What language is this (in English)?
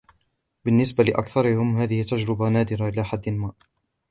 Arabic